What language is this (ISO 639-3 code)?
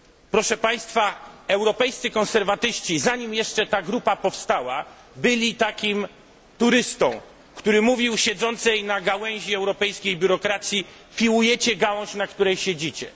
pol